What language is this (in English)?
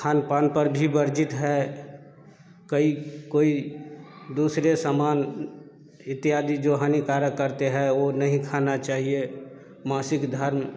Hindi